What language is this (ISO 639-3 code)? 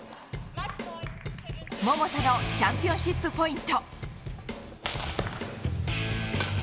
jpn